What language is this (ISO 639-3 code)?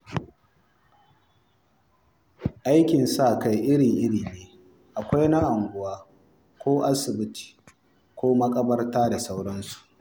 hau